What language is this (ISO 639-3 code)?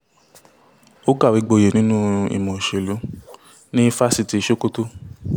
yor